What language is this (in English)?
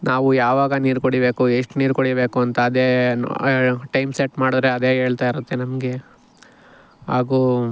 Kannada